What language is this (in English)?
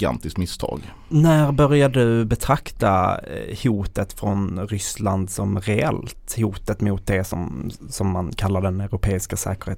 Swedish